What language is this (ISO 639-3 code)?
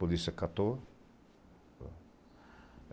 por